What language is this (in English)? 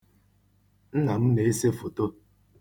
Igbo